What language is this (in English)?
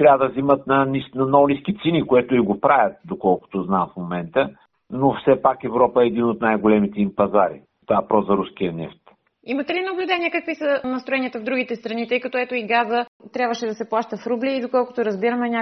Bulgarian